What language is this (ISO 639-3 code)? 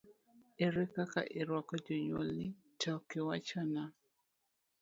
luo